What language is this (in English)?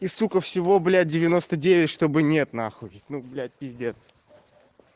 Russian